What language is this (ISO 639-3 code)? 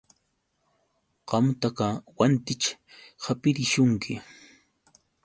qux